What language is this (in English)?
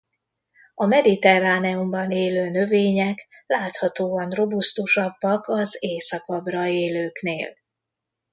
Hungarian